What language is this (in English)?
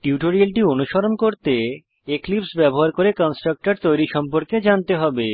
Bangla